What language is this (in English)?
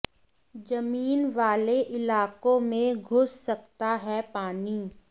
Hindi